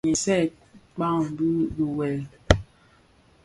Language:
Bafia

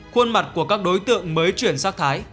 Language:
Vietnamese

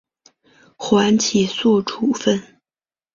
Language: Chinese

